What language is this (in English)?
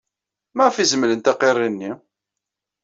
Kabyle